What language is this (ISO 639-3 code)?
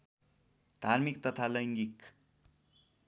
nep